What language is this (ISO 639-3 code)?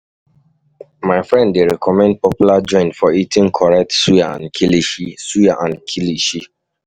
pcm